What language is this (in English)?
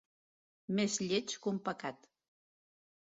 Catalan